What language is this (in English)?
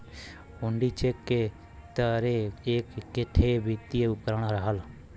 Bhojpuri